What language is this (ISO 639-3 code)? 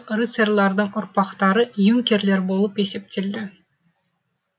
kaz